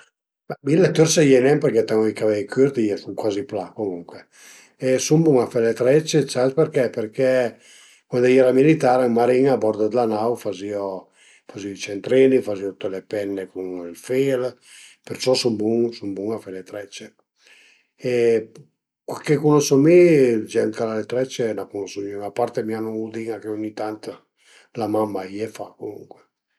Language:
Piedmontese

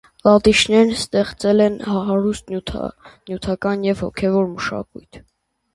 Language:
Armenian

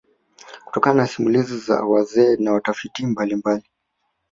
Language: Swahili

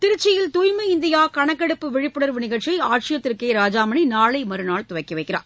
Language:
Tamil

